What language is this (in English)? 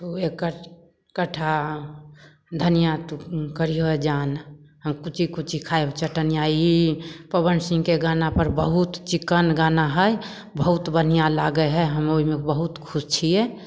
Maithili